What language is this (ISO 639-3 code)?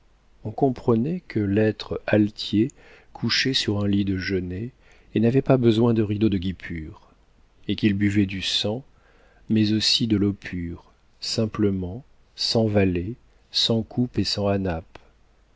fra